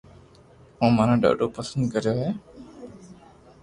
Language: Loarki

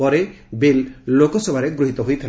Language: Odia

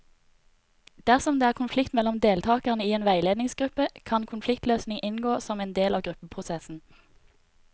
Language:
Norwegian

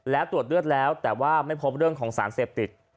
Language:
Thai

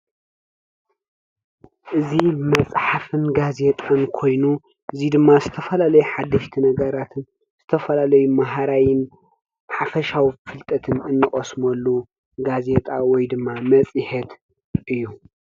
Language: Tigrinya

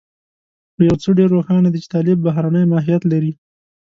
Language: Pashto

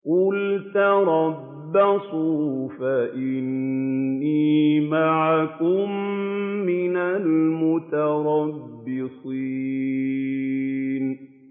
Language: Arabic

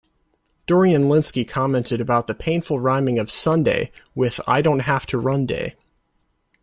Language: English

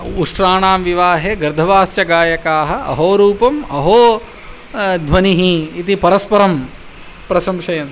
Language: Sanskrit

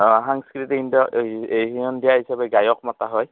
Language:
Assamese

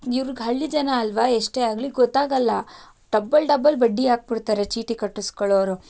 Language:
Kannada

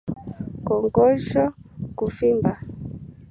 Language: Swahili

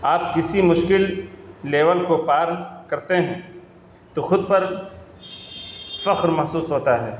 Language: Urdu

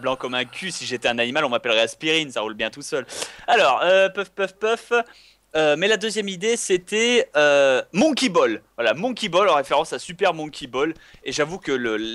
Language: French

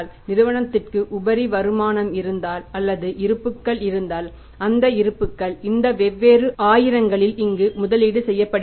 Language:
Tamil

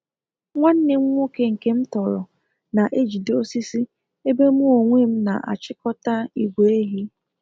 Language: Igbo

